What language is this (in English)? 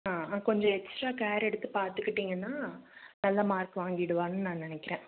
Tamil